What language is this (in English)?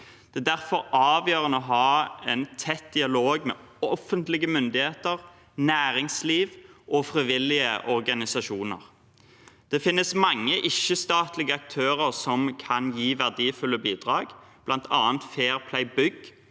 Norwegian